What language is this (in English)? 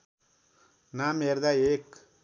Nepali